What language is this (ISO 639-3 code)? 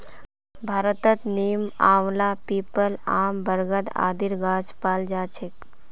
mag